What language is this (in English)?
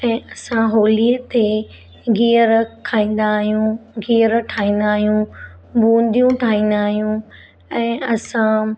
Sindhi